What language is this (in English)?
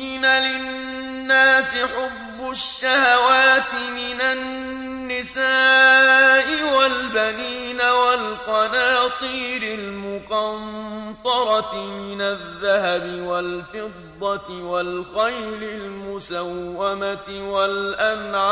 Arabic